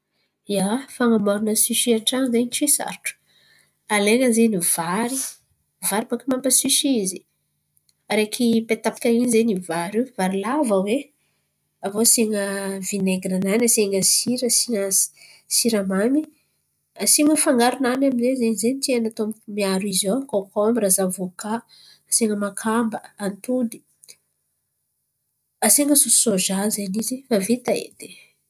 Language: Antankarana Malagasy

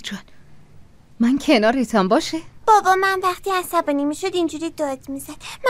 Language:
Persian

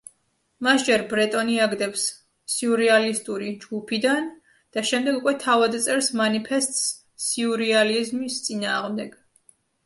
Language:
Georgian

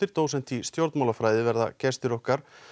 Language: Icelandic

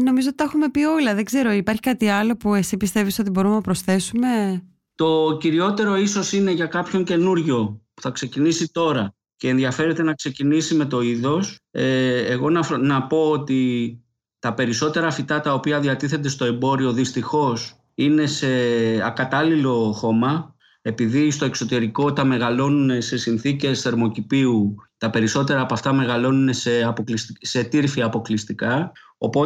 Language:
Greek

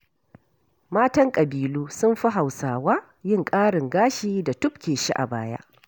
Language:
Hausa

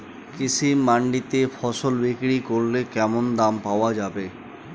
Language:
Bangla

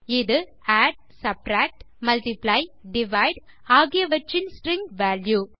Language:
Tamil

